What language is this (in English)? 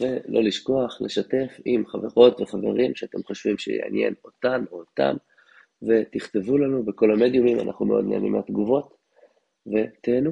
Hebrew